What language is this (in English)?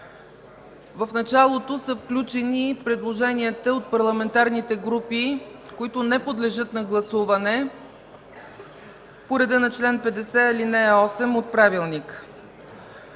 Bulgarian